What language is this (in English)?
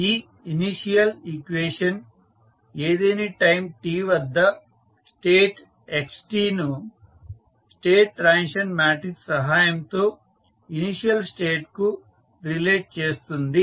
Telugu